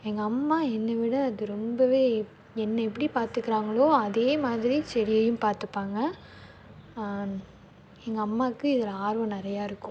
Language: Tamil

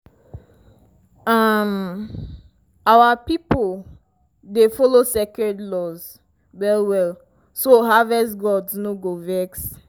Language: Nigerian Pidgin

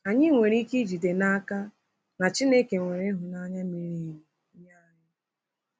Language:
Igbo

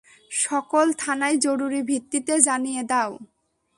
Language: Bangla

